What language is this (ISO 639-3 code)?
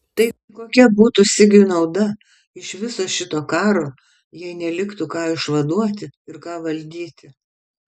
lit